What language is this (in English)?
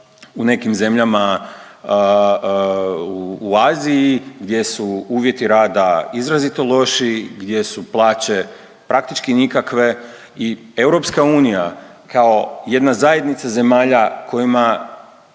Croatian